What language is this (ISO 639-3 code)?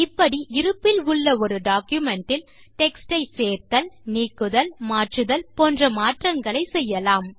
tam